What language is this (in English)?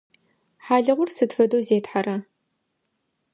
Adyghe